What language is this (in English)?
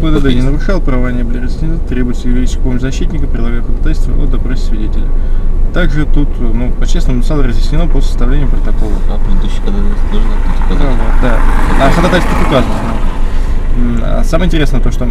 Russian